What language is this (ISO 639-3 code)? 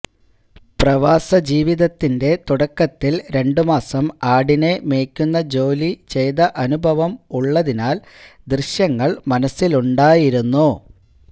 mal